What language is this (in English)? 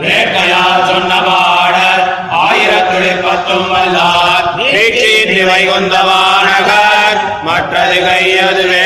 Tamil